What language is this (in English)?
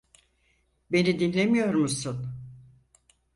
Turkish